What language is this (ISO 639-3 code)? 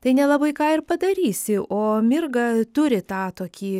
lit